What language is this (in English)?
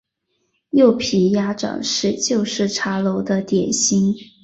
Chinese